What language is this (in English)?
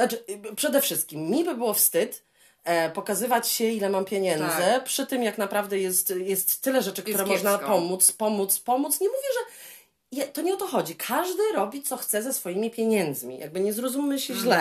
Polish